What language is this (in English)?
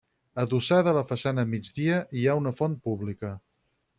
Catalan